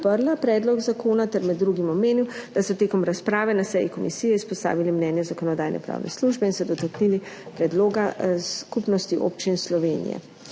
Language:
Slovenian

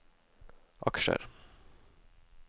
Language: Norwegian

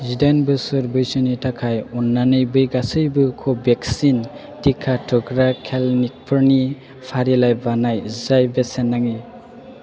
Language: Bodo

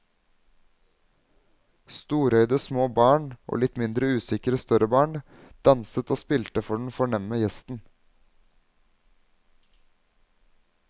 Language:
Norwegian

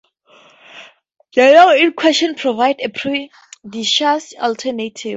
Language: English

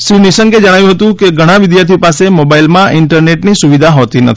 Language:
Gujarati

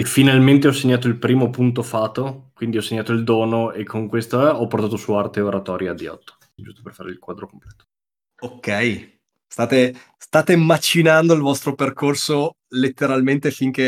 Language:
Italian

